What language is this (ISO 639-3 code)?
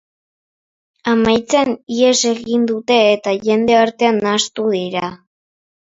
eus